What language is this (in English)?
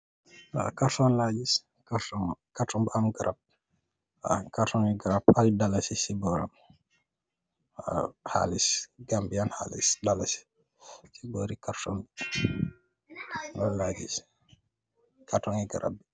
Wolof